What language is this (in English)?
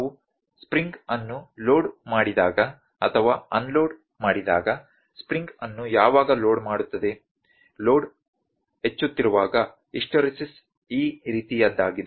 Kannada